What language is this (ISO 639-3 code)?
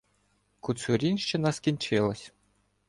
ukr